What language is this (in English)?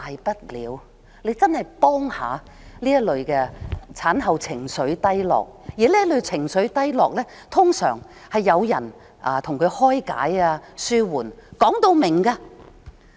Cantonese